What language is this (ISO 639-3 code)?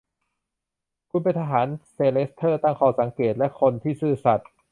tha